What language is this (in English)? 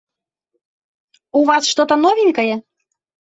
Russian